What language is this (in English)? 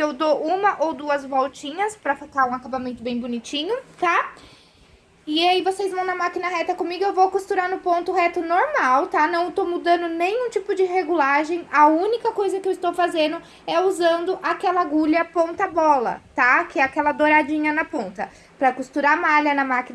Portuguese